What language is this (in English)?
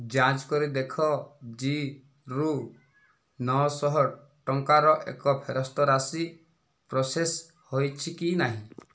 Odia